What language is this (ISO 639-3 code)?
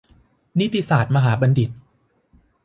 tha